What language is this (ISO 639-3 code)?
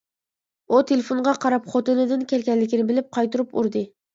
uig